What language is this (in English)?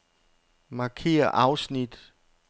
Danish